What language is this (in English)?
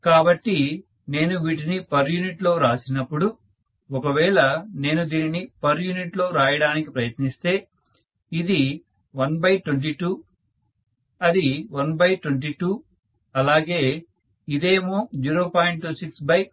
Telugu